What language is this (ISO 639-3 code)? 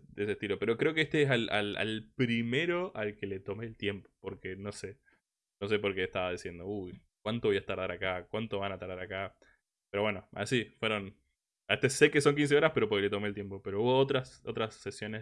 spa